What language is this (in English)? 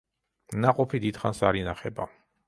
Georgian